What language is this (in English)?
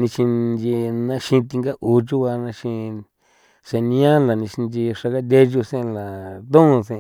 San Felipe Otlaltepec Popoloca